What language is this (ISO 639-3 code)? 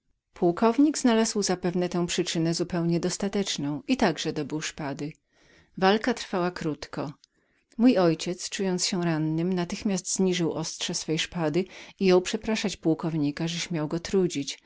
pol